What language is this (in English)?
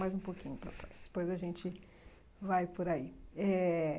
Portuguese